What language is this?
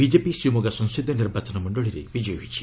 Odia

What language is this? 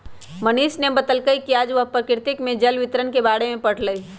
Magahi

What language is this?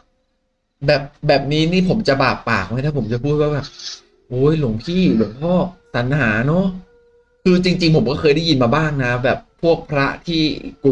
Thai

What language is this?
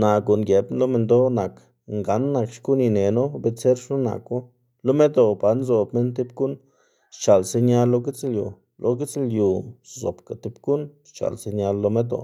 Xanaguía Zapotec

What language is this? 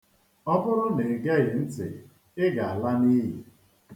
Igbo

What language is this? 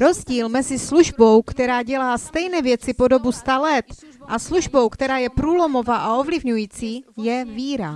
Czech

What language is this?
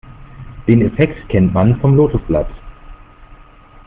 German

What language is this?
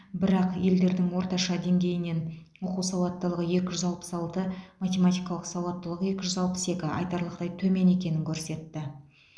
Kazakh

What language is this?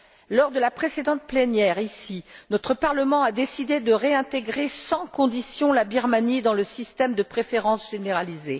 French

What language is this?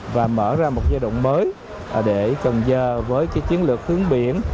Vietnamese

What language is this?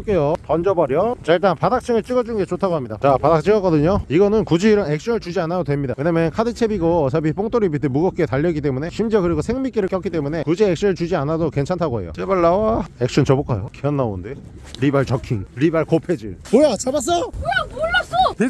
Korean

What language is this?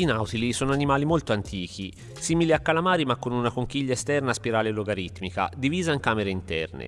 Italian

